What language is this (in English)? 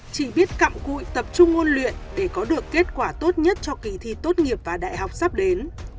Vietnamese